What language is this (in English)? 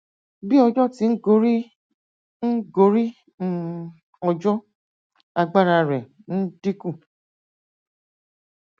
Yoruba